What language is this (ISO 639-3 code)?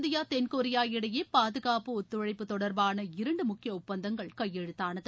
tam